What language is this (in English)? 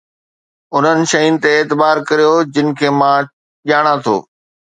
Sindhi